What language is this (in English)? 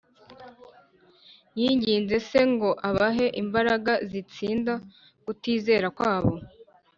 Kinyarwanda